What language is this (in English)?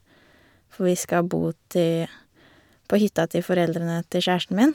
Norwegian